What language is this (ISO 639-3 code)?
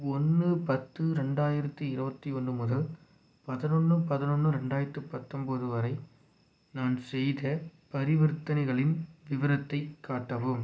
tam